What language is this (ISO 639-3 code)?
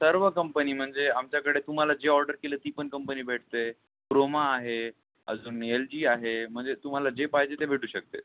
mar